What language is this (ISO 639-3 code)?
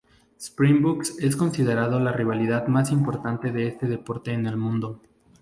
spa